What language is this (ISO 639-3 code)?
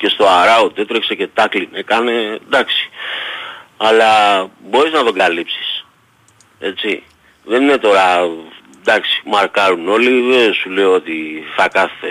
ell